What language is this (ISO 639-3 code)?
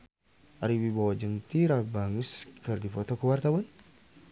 sun